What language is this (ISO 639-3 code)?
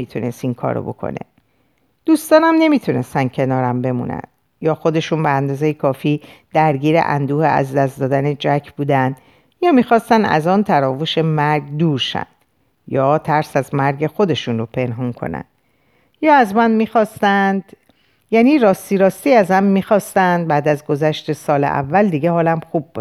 fas